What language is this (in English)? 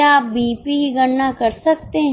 Hindi